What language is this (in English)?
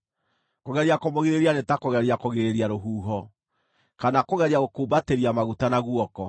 Kikuyu